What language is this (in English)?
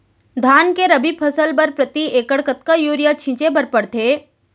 Chhattisgarhi